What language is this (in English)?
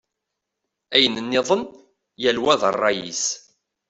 Kabyle